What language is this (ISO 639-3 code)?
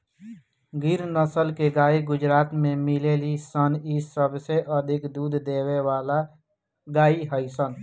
bho